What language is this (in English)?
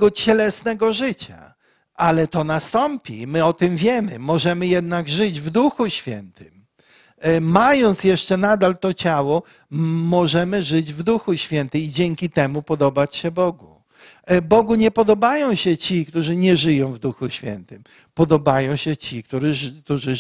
Polish